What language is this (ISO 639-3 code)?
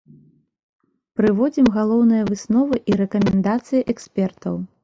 bel